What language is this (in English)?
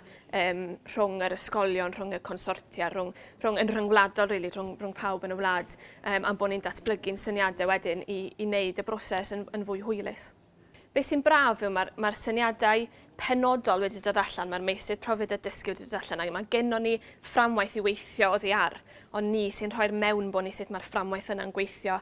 Welsh